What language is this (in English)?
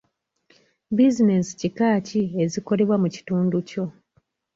Ganda